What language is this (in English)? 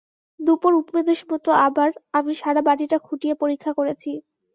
Bangla